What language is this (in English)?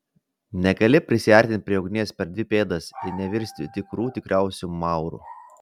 Lithuanian